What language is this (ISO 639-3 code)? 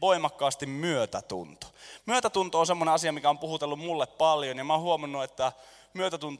fin